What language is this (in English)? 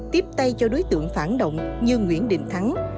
Vietnamese